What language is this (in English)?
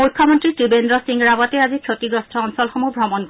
Assamese